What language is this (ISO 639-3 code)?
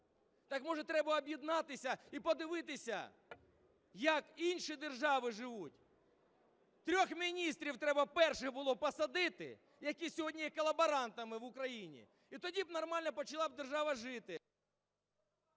ukr